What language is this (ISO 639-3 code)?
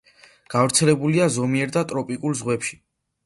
kat